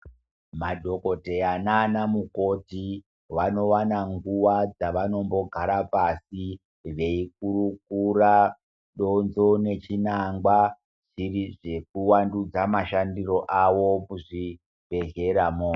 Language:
Ndau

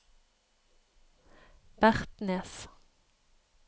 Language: Norwegian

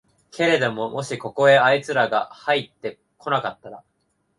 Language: Japanese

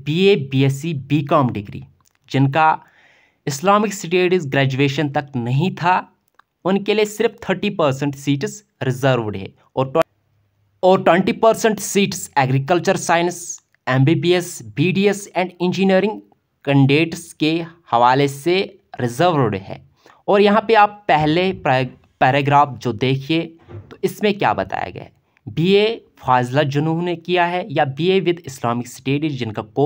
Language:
Hindi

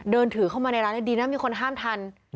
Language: Thai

